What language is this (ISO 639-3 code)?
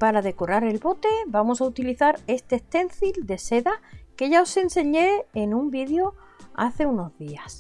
spa